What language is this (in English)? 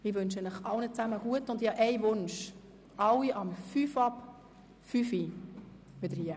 Swiss German